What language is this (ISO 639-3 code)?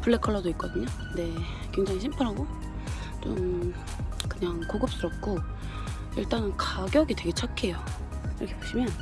kor